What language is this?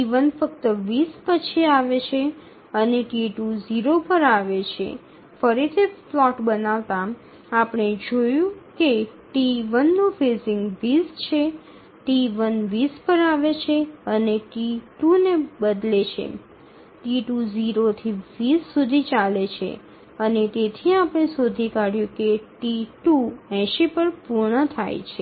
Gujarati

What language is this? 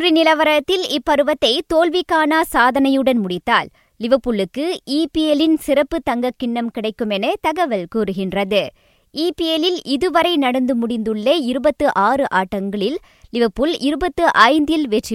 Tamil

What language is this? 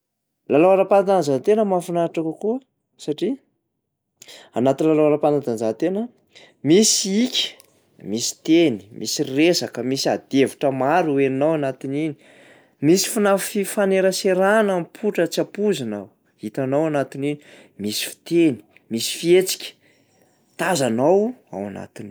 Malagasy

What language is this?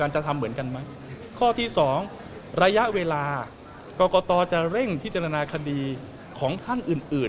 Thai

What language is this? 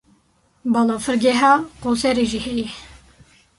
Kurdish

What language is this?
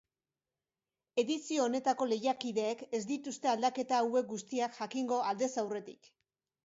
Basque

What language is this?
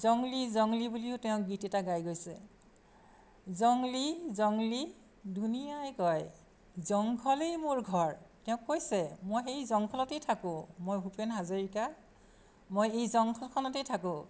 Assamese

